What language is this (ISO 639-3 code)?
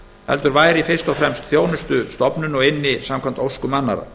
isl